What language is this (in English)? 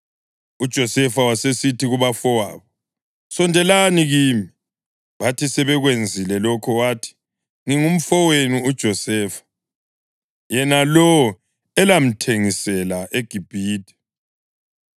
North Ndebele